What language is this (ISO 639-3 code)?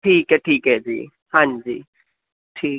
pan